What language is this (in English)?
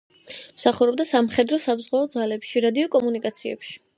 Georgian